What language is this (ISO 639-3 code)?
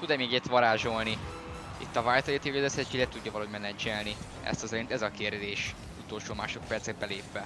hun